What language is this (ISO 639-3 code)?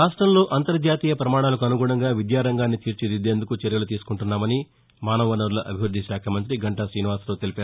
tel